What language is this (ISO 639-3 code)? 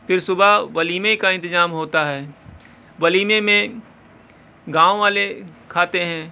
urd